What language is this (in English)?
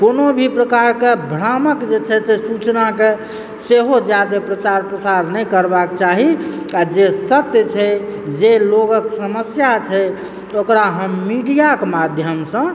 Maithili